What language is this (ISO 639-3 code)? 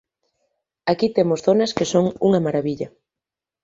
glg